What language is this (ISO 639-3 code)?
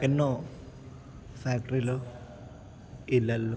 tel